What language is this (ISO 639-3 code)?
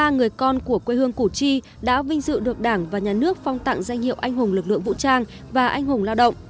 vie